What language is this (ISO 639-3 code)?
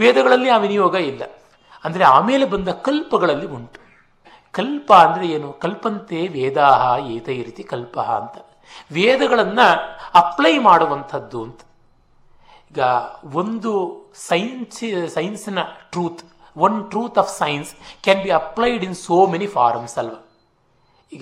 kan